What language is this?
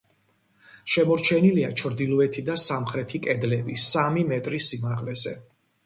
Georgian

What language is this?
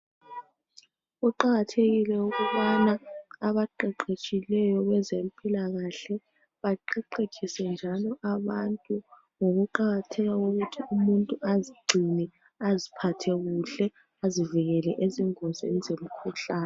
North Ndebele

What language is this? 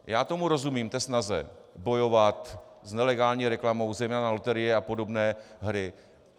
Czech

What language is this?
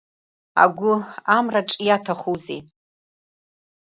Abkhazian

